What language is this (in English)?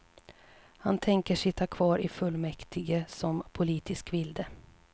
Swedish